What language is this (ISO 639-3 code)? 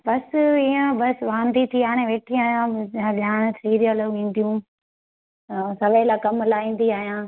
snd